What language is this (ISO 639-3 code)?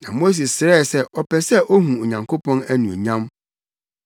aka